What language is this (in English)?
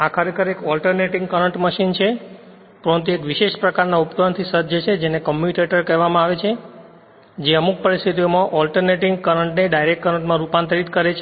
Gujarati